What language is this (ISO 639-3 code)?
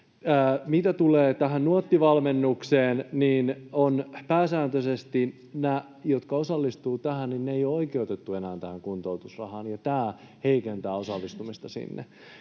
fin